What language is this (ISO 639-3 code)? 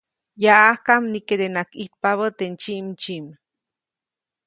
zoc